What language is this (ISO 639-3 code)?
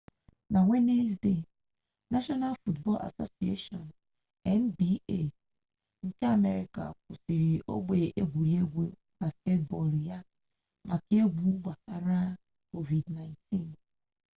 ibo